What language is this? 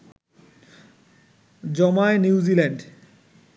Bangla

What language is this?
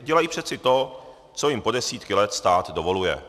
Czech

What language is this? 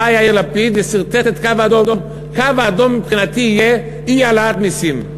Hebrew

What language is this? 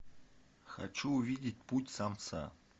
Russian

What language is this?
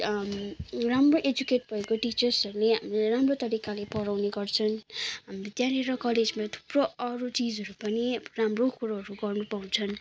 Nepali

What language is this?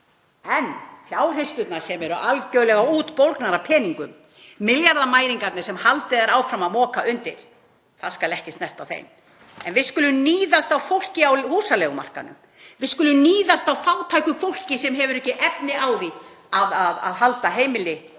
Icelandic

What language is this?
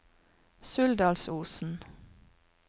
Norwegian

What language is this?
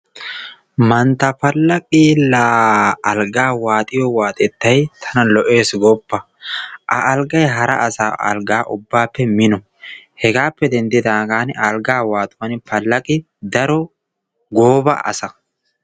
Wolaytta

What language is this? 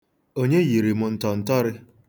Igbo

